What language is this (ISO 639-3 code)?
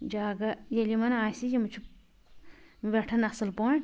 kas